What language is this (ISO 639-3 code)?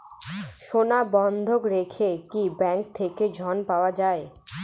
ben